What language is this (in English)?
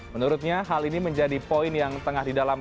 Indonesian